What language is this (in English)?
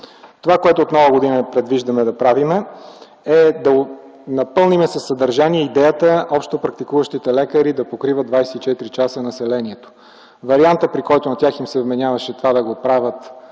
Bulgarian